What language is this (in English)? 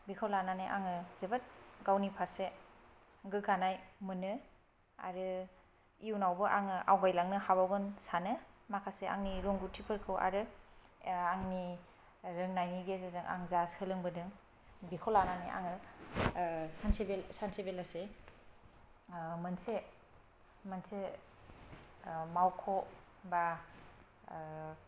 Bodo